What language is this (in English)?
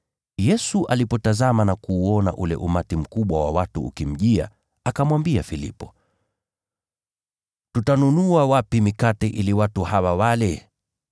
Swahili